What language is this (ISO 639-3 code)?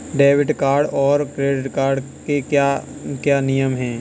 hin